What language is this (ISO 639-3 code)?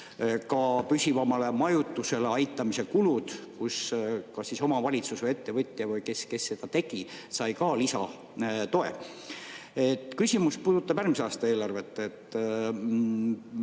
est